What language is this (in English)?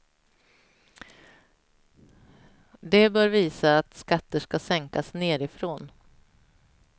Swedish